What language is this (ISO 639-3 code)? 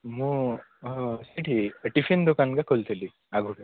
ori